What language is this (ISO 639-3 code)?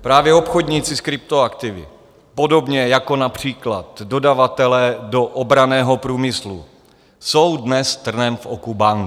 ces